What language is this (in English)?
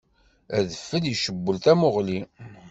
Kabyle